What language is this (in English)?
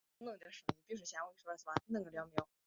Chinese